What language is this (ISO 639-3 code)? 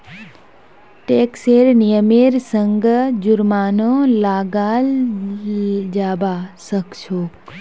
mag